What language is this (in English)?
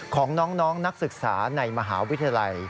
Thai